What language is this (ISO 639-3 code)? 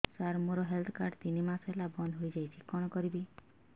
ori